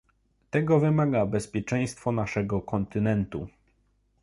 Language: Polish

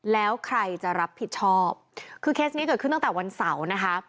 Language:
Thai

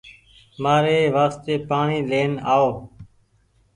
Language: Goaria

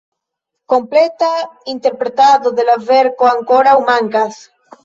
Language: Esperanto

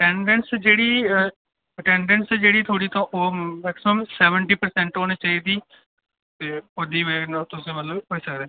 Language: Dogri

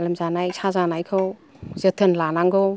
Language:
Bodo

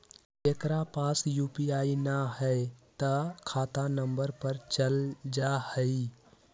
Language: Magahi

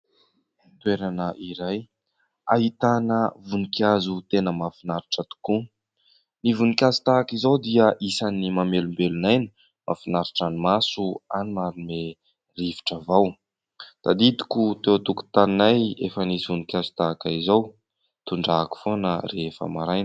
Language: Malagasy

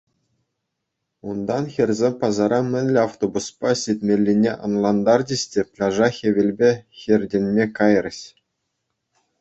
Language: Chuvash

